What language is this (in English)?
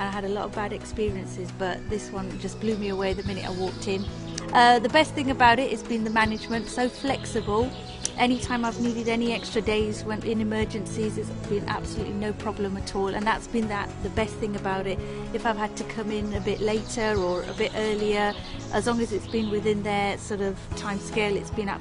English